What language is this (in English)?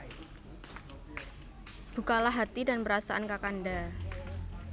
Javanese